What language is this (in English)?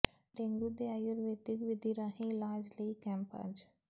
Punjabi